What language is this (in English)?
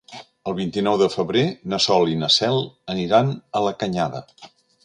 Catalan